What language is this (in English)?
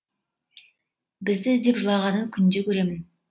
Kazakh